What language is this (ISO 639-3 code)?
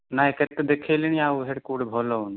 ori